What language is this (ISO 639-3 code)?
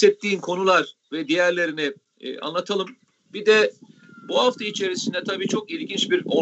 tur